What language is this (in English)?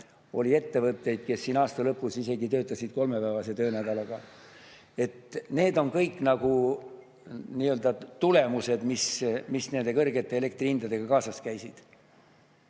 Estonian